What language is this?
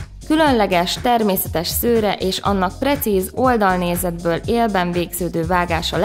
Hungarian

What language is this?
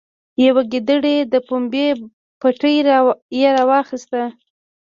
Pashto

